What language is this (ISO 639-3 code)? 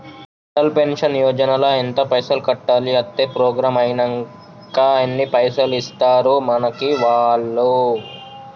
tel